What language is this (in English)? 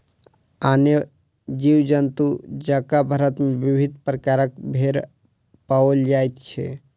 Maithili